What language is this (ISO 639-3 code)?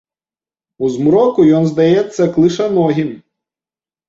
bel